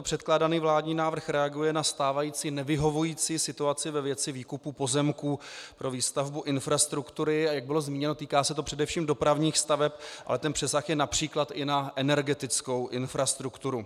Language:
Czech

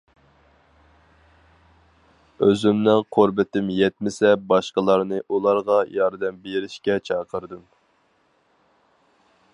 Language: Uyghur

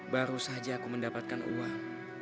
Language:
Indonesian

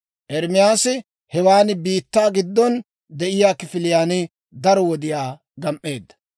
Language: Dawro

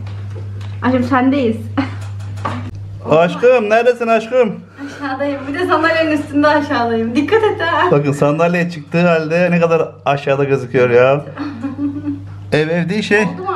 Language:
Turkish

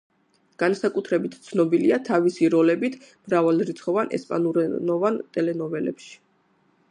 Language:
Georgian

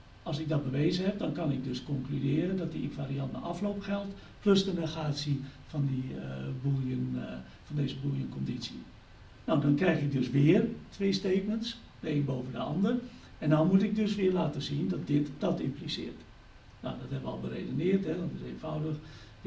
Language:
Dutch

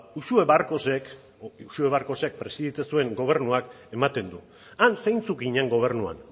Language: Basque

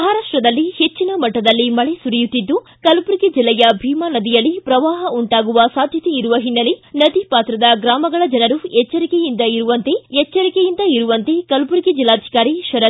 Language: Kannada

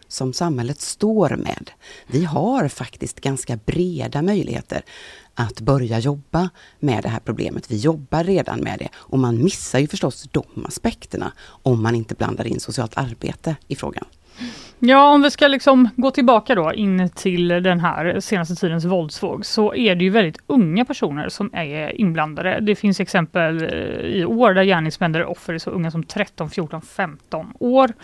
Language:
Swedish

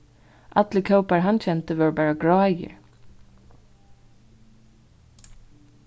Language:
Faroese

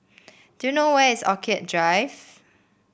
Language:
English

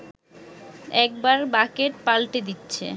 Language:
Bangla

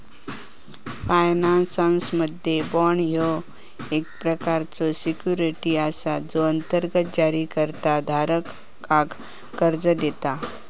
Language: Marathi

